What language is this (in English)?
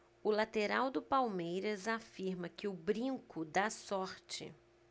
Portuguese